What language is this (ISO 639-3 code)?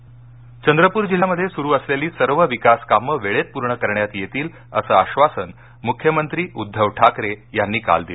mar